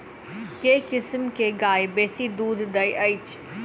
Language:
Maithili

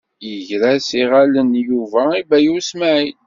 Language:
Kabyle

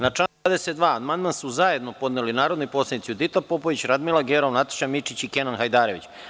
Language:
Serbian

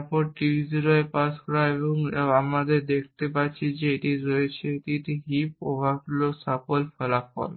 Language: Bangla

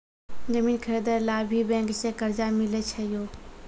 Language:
Maithili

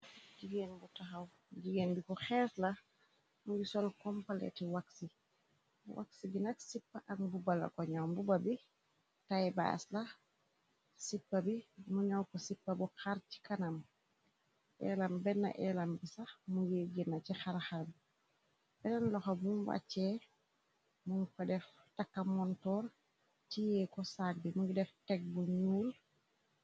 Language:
Wolof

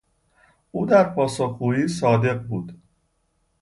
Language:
Persian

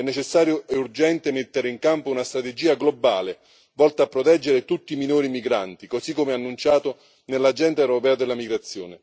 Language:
Italian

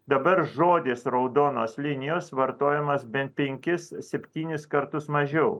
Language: Lithuanian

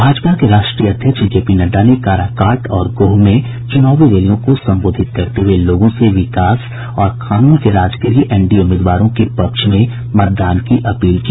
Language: Hindi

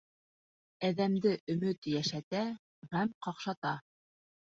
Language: Bashkir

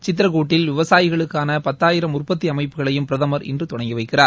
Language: Tamil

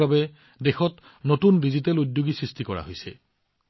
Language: Assamese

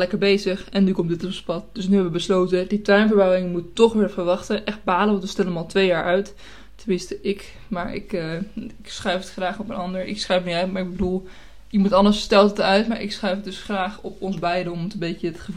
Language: Dutch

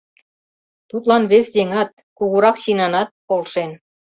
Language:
Mari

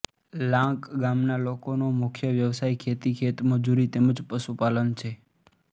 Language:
Gujarati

